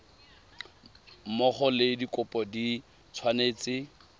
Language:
Tswana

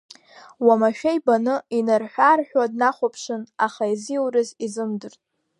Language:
Abkhazian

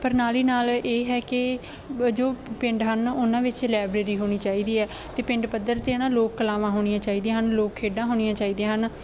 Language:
Punjabi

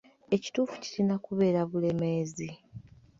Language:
Ganda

